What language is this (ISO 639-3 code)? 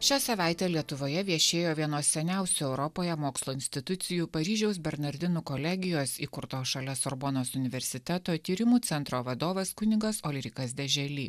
lit